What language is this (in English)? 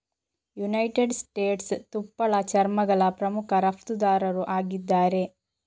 Kannada